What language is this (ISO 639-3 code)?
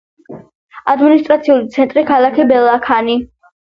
kat